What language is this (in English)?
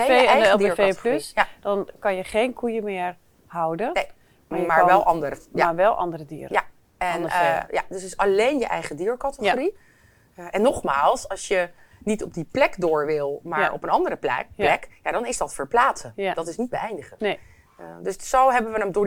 Dutch